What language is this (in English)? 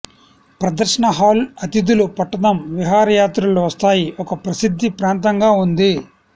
Telugu